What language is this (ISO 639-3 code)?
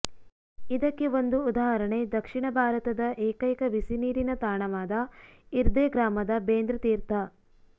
kan